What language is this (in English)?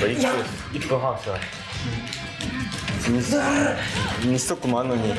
Japanese